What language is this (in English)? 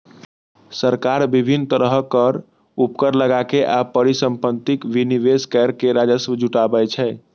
Maithili